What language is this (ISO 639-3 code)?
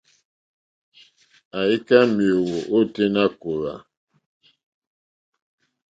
bri